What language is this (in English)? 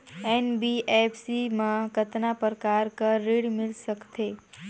Chhattisgarhi